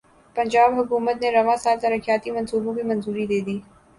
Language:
Urdu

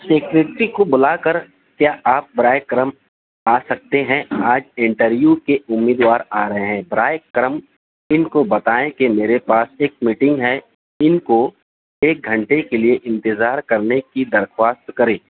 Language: Urdu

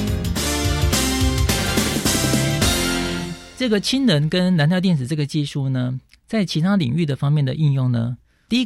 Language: Chinese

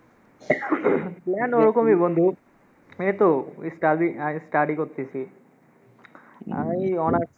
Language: Bangla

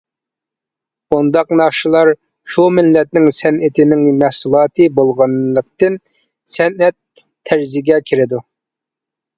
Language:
Uyghur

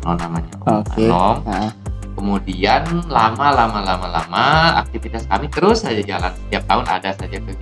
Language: Indonesian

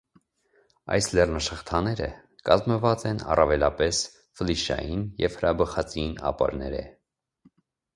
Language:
Armenian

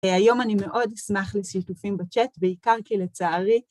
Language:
Hebrew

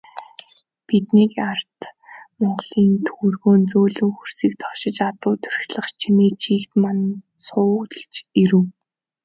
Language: Mongolian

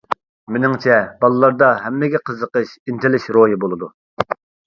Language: Uyghur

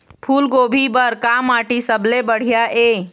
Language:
Chhattisgarhi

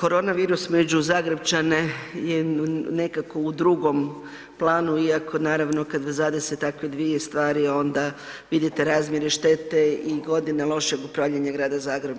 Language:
Croatian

